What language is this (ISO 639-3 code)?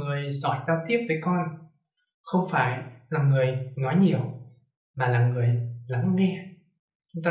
vie